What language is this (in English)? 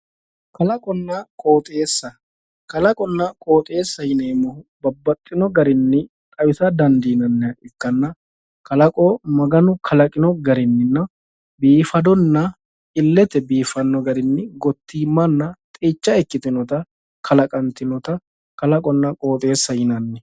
Sidamo